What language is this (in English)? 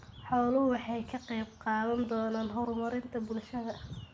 Somali